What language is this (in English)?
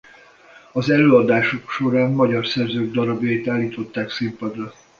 Hungarian